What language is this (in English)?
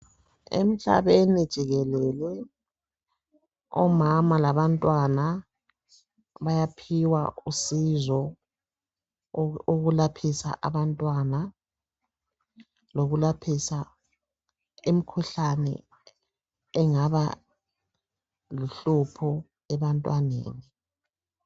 North Ndebele